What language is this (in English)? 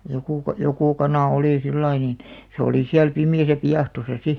Finnish